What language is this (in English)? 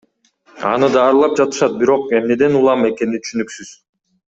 Kyrgyz